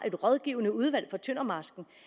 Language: Danish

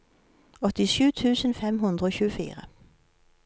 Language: Norwegian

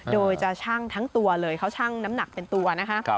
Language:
Thai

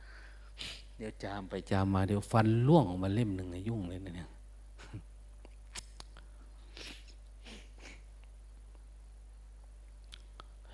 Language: Thai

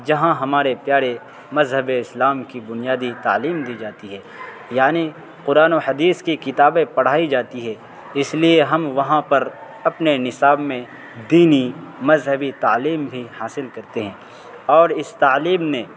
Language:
Urdu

